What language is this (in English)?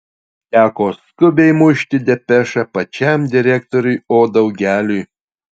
Lithuanian